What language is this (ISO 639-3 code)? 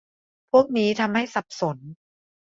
tha